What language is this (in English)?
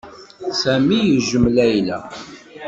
Kabyle